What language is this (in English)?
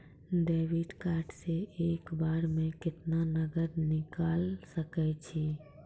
Maithili